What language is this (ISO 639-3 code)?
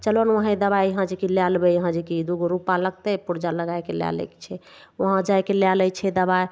mai